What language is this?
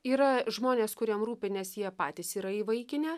Lithuanian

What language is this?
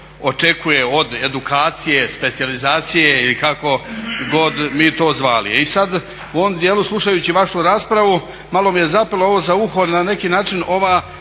Croatian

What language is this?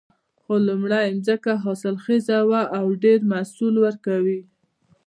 Pashto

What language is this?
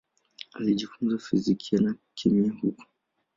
Swahili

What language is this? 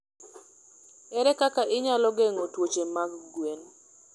Luo (Kenya and Tanzania)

